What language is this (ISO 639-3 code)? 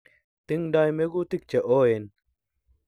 kln